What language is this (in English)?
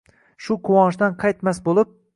Uzbek